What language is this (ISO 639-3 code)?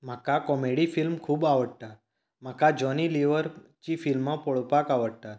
kok